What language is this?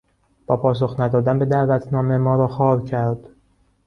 Persian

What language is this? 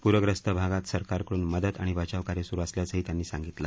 Marathi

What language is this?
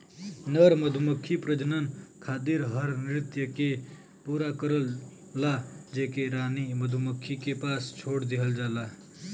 Bhojpuri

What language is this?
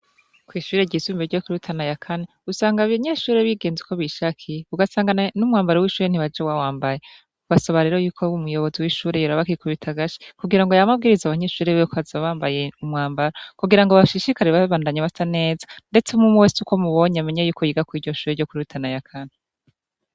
Rundi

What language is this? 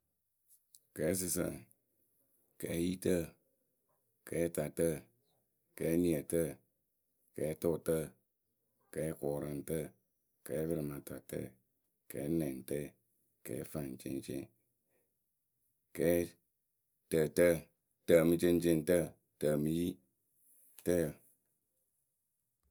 Akebu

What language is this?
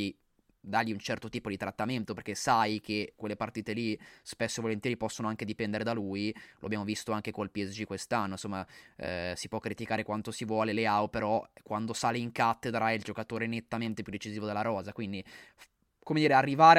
Italian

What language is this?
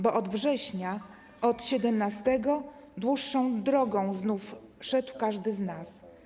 Polish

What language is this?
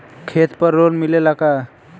Bhojpuri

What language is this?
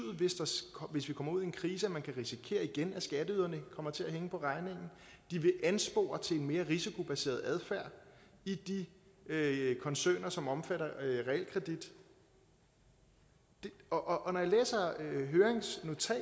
Danish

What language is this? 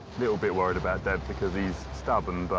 English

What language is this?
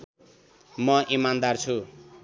Nepali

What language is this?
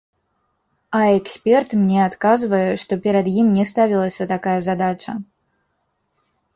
Belarusian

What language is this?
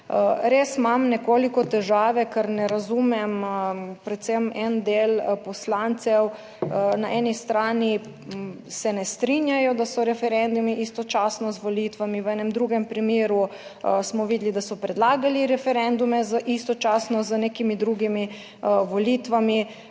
Slovenian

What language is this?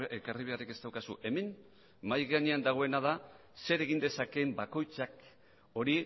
Basque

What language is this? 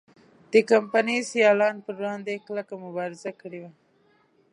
Pashto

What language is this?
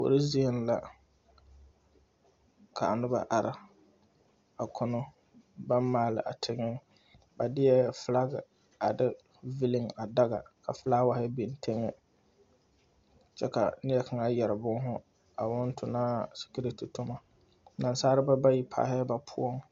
Southern Dagaare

